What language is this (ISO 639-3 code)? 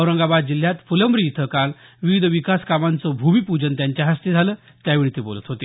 mar